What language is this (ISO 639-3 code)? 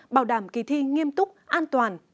vie